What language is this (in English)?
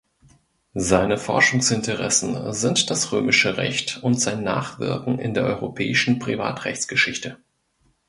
German